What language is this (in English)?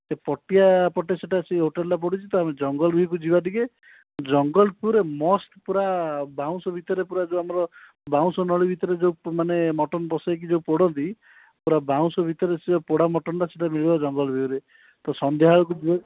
Odia